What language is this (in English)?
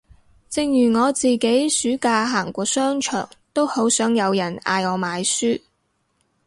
Cantonese